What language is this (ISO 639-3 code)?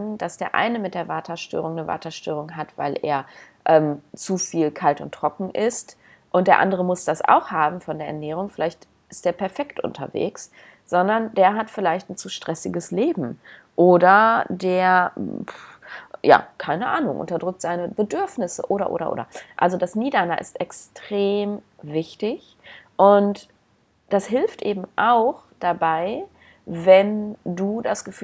deu